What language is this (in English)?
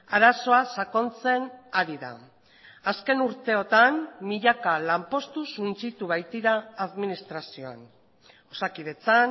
Basque